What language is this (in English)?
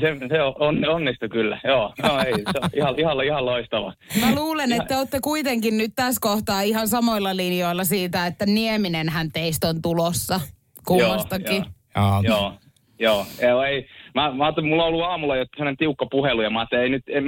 Finnish